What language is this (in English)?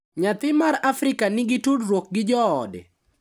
Luo (Kenya and Tanzania)